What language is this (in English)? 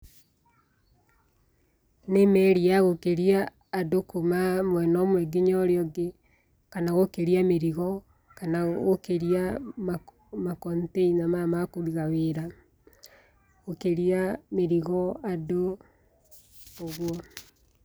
Kikuyu